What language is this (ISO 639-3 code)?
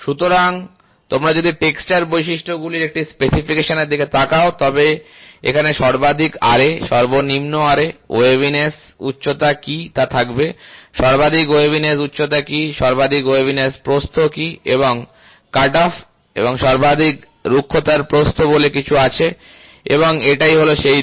ben